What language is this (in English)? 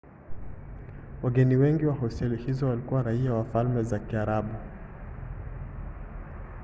Swahili